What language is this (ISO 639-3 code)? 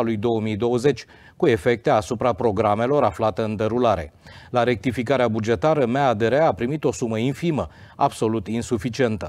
ron